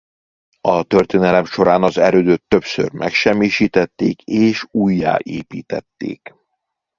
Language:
Hungarian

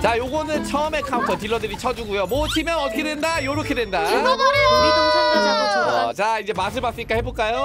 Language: Korean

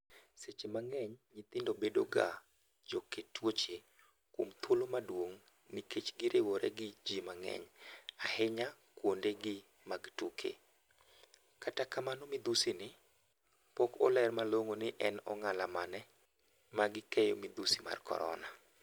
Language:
Luo (Kenya and Tanzania)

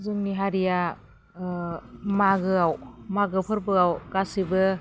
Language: Bodo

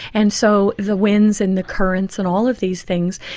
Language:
English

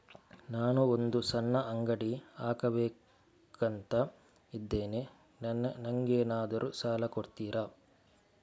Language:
Kannada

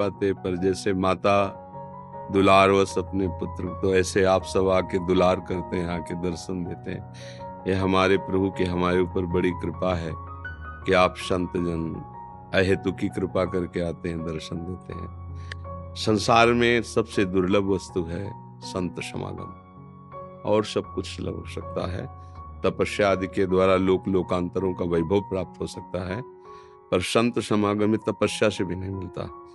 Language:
Hindi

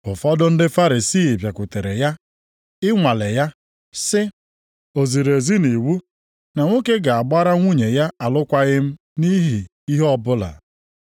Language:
Igbo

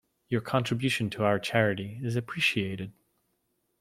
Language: English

